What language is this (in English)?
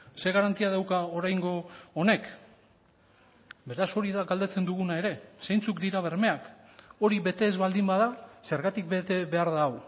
Basque